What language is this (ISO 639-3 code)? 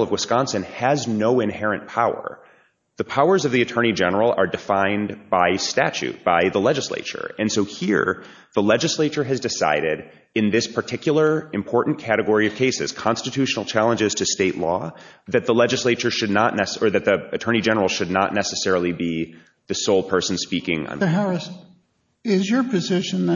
eng